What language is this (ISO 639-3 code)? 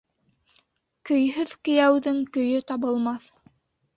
bak